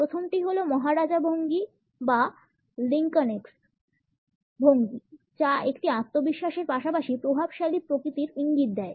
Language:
Bangla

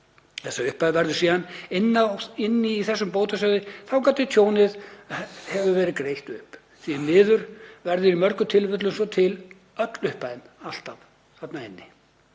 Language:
Icelandic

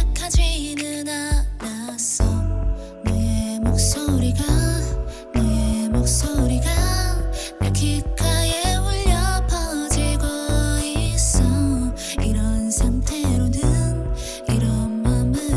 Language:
Korean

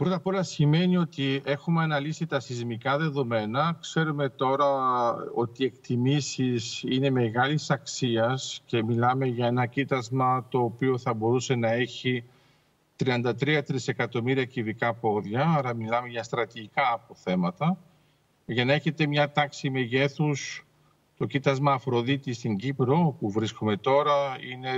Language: Greek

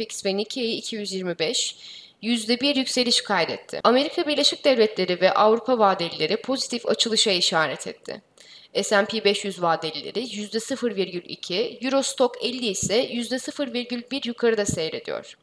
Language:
Turkish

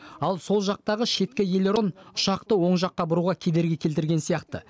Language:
Kazakh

